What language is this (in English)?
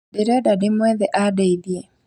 Kikuyu